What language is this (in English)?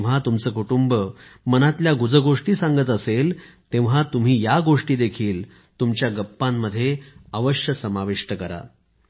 Marathi